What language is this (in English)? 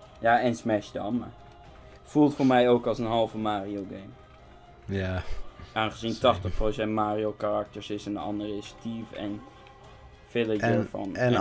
Dutch